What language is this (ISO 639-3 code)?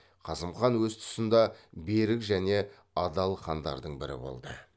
kaz